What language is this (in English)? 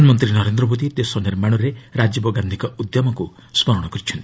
Odia